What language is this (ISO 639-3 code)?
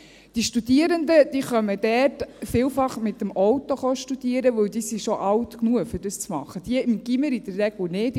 gsw